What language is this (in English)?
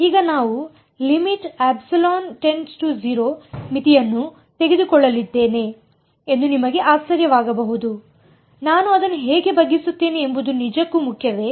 Kannada